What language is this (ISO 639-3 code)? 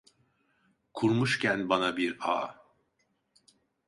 tur